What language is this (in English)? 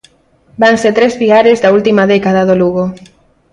Galician